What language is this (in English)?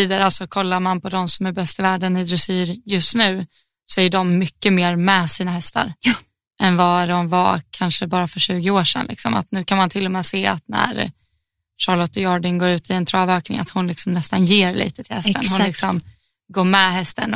Swedish